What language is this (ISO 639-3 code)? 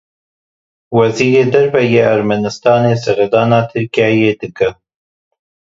kur